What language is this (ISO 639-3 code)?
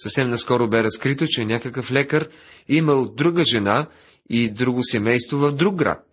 bul